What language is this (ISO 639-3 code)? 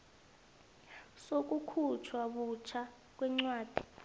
nbl